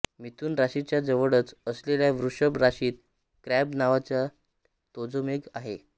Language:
Marathi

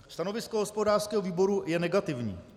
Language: Czech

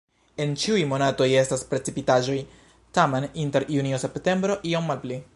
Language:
Esperanto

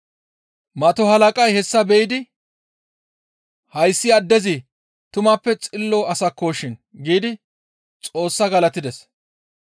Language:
Gamo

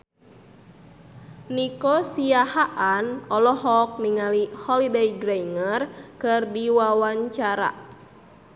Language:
Sundanese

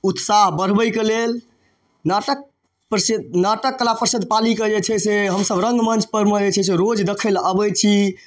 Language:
Maithili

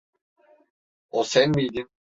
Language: Turkish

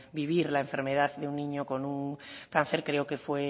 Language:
Spanish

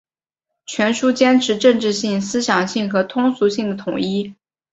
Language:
Chinese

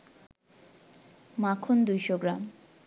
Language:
Bangla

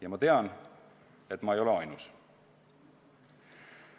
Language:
Estonian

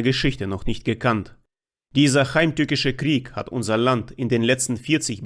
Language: German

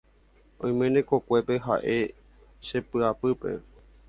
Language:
Guarani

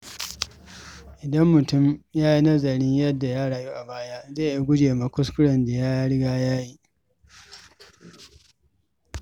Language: Hausa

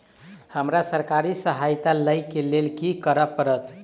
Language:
Maithili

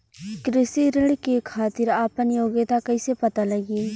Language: Bhojpuri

